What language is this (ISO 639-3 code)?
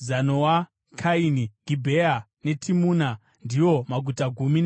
sna